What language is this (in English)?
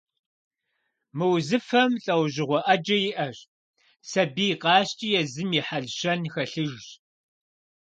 Kabardian